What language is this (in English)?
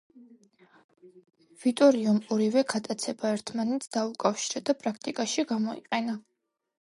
Georgian